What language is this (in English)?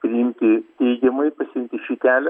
Lithuanian